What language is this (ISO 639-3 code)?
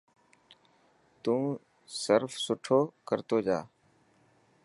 mki